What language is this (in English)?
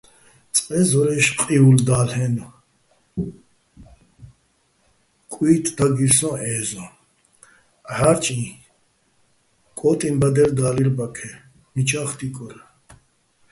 Bats